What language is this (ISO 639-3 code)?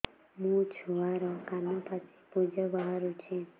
ori